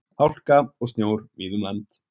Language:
Icelandic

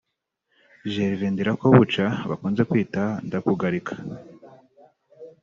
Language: Kinyarwanda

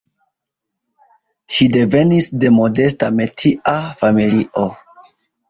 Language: Esperanto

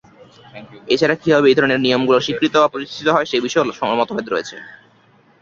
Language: Bangla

